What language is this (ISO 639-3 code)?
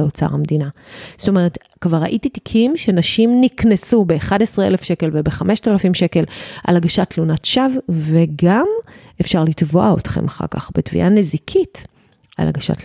heb